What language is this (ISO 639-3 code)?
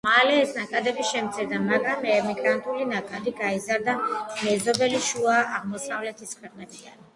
kat